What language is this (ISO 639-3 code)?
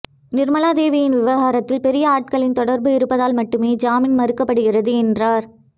tam